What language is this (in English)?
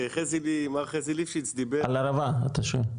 Hebrew